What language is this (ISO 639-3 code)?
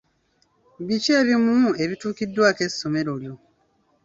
lug